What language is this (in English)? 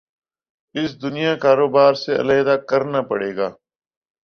Urdu